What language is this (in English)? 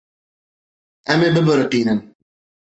Kurdish